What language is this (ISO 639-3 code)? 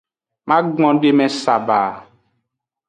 ajg